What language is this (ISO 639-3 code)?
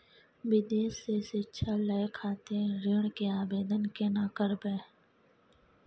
mai